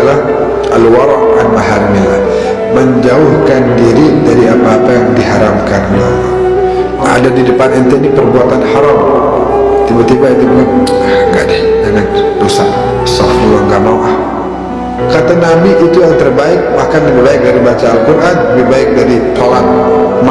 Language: Indonesian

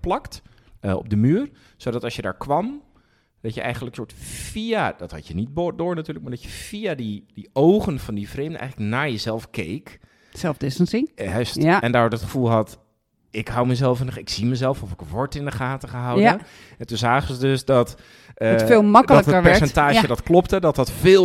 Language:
Dutch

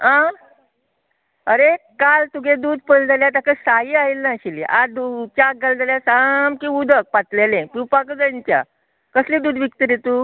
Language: Konkani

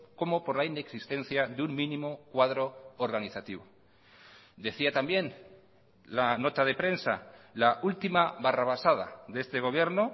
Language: Spanish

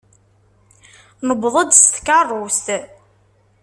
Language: Kabyle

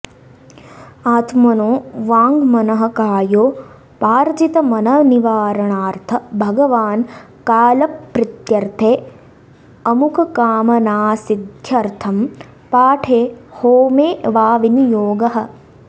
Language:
Sanskrit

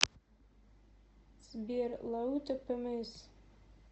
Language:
Russian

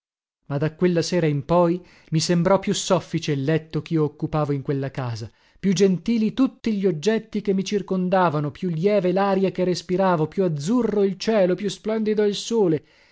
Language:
Italian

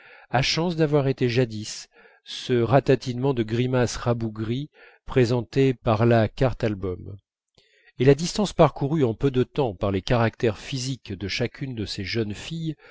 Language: French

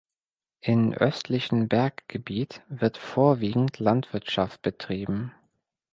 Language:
German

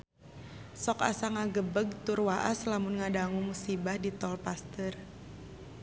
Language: Sundanese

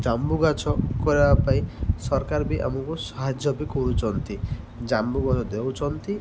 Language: Odia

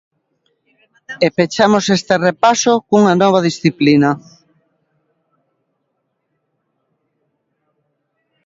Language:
Galician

